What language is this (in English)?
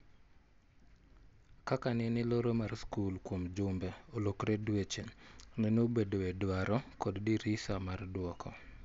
Luo (Kenya and Tanzania)